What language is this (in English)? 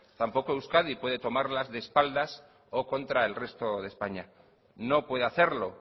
Spanish